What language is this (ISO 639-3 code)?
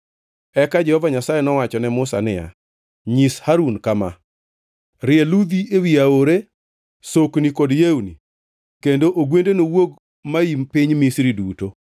luo